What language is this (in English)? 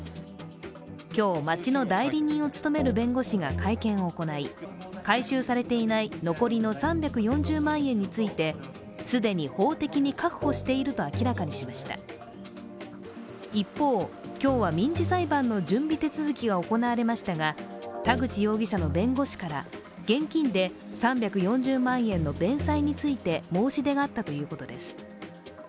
Japanese